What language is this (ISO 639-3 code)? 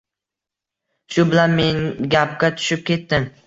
uzb